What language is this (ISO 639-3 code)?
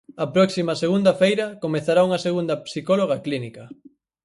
glg